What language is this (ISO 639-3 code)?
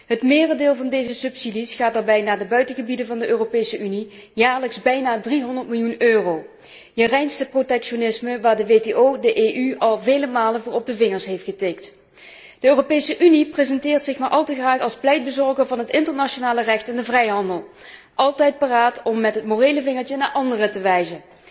nld